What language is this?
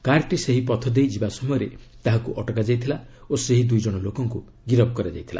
Odia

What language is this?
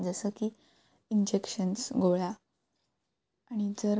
Marathi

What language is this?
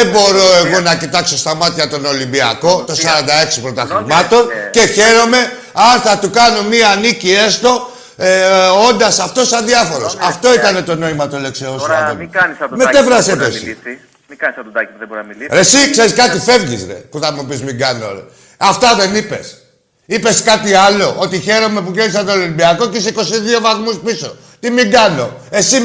Greek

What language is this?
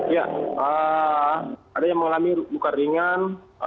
Indonesian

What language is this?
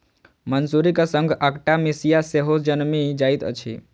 Maithili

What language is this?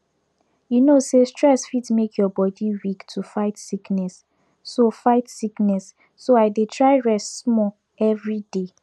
Nigerian Pidgin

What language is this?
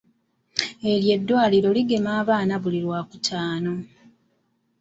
Ganda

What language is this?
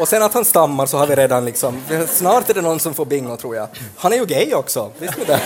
Swedish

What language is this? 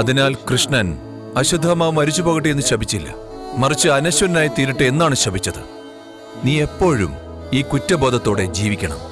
English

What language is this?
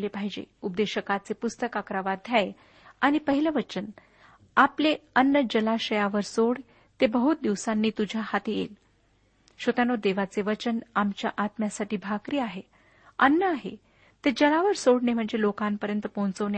Marathi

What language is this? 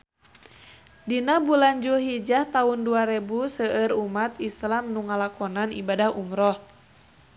Sundanese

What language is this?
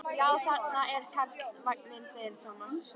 Icelandic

